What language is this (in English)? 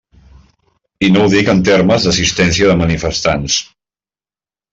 Catalan